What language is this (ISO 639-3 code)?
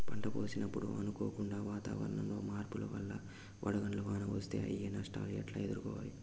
tel